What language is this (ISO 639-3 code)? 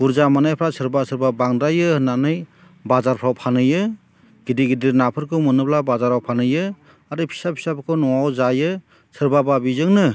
brx